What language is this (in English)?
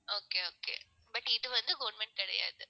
Tamil